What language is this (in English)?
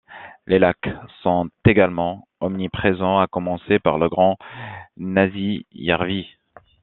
French